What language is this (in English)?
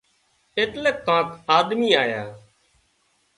Wadiyara Koli